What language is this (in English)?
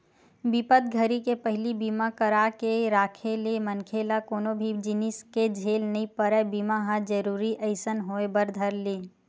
Chhattisgarhi